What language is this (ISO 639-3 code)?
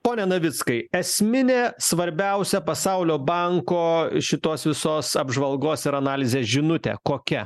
lit